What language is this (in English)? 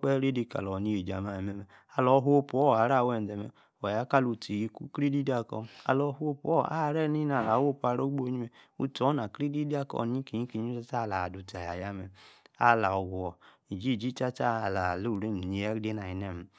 Yace